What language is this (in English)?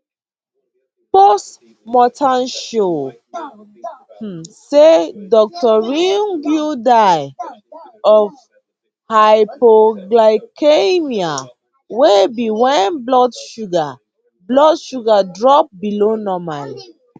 Nigerian Pidgin